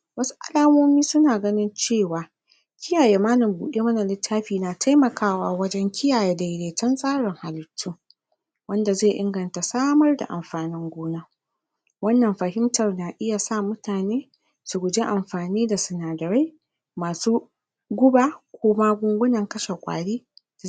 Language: Hausa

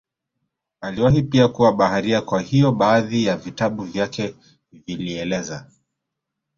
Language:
Swahili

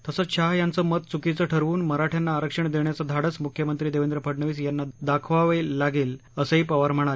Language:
Marathi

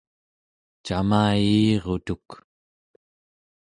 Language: Central Yupik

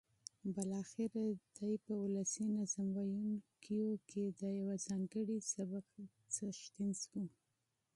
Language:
Pashto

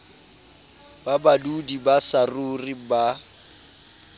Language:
Southern Sotho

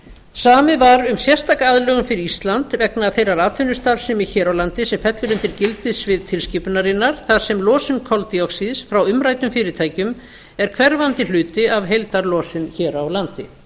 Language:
Icelandic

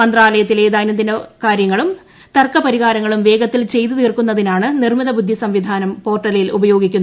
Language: Malayalam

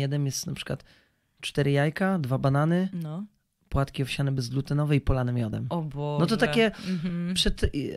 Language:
Polish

